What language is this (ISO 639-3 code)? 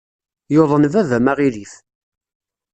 kab